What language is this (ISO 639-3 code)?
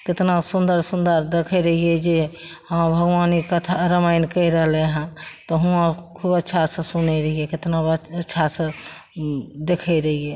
mai